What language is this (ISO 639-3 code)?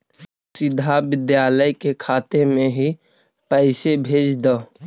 mag